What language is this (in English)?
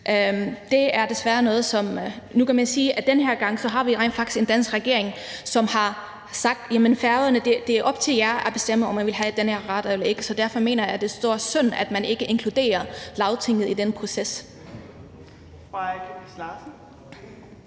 Danish